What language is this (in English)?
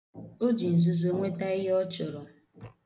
Igbo